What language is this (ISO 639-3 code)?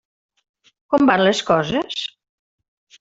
cat